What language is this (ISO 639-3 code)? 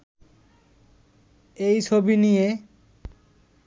ben